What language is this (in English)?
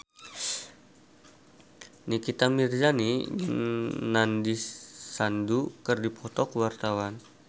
Sundanese